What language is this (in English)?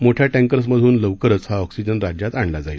Marathi